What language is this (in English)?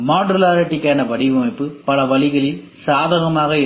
Tamil